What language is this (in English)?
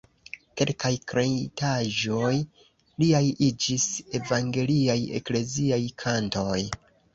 Esperanto